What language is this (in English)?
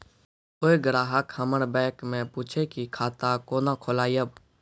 Maithili